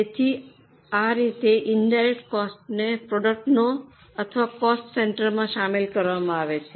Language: Gujarati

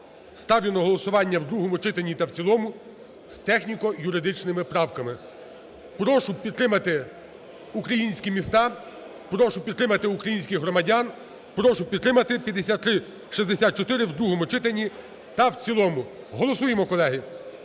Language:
Ukrainian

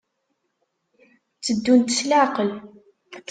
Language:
Kabyle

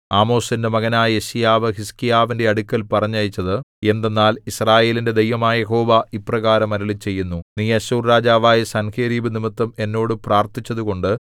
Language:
Malayalam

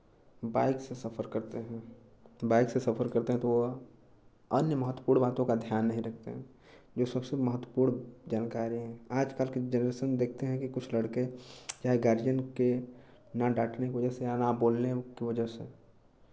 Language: Hindi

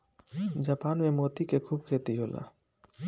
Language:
Bhojpuri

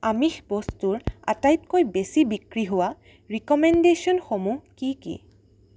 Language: Assamese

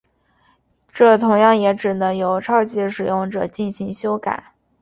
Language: Chinese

